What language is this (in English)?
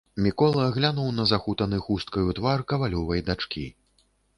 Belarusian